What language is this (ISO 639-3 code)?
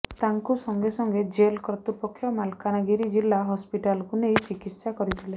ori